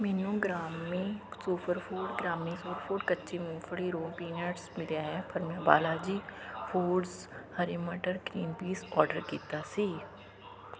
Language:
Punjabi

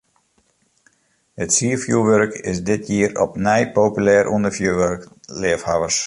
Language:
Western Frisian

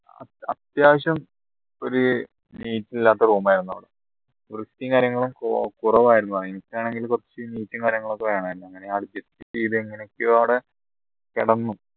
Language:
Malayalam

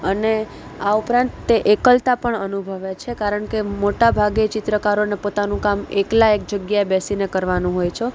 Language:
Gujarati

